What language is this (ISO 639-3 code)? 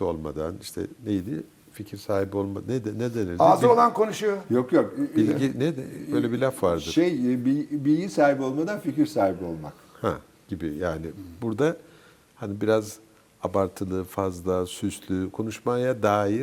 tur